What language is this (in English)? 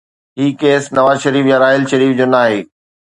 Sindhi